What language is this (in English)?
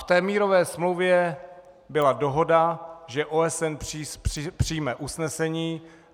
Czech